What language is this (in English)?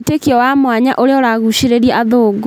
Kikuyu